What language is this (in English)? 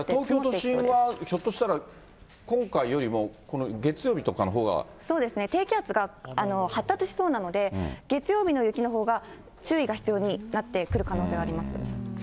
Japanese